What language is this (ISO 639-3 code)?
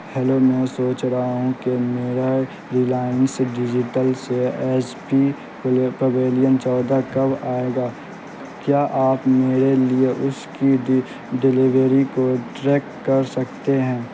urd